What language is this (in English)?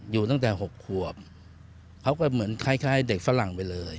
Thai